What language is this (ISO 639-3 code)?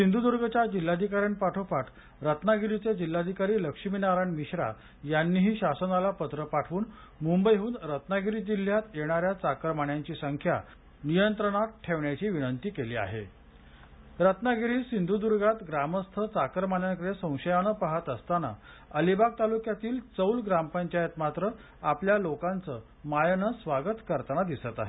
mar